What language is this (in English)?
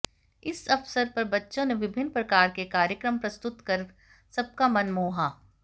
Hindi